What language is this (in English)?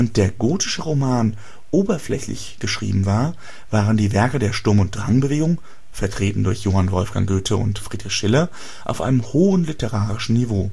German